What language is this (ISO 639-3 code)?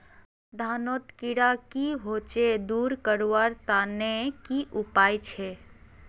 mag